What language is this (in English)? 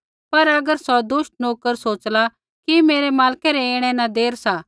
Kullu Pahari